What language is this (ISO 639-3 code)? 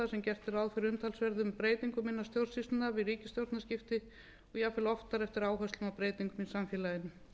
isl